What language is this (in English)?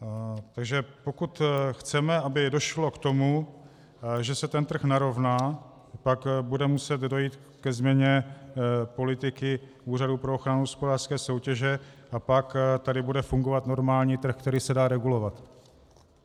Czech